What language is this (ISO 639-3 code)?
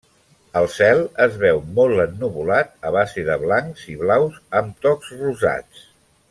cat